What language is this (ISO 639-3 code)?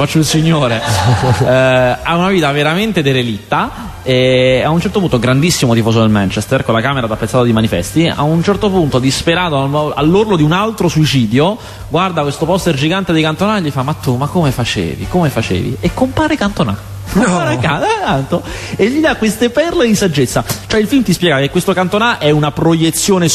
ita